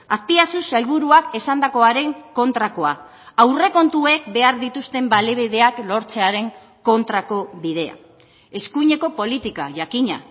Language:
Basque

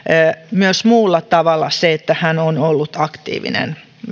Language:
Finnish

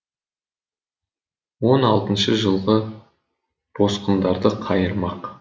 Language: Kazakh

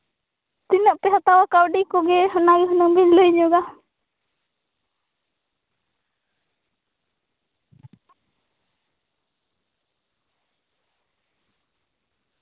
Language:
Santali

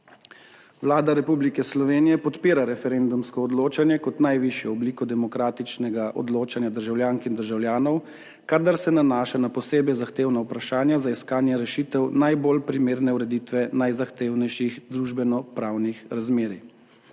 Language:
Slovenian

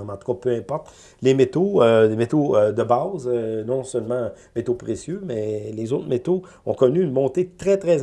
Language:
French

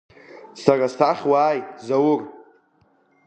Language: Abkhazian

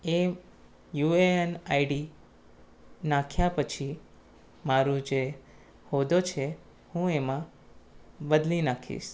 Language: Gujarati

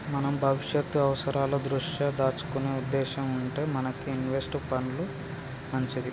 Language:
Telugu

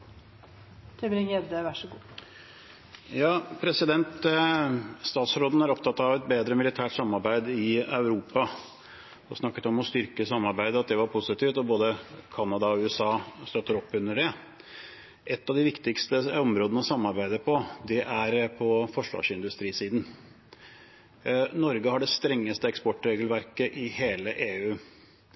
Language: Norwegian Bokmål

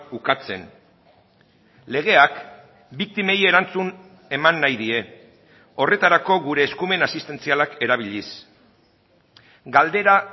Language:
Basque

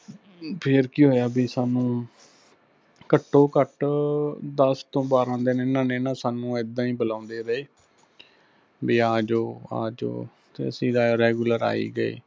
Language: Punjabi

